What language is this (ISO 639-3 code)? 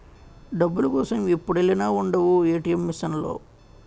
tel